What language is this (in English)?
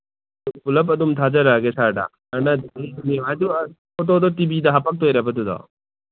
Manipuri